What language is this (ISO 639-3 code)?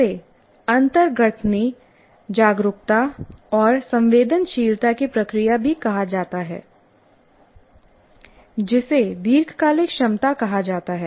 hin